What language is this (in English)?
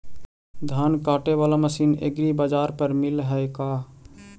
Magahi